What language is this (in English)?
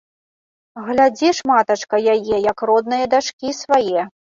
Belarusian